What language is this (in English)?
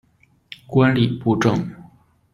Chinese